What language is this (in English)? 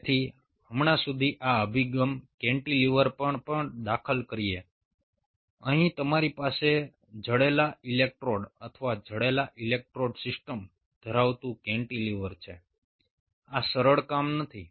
Gujarati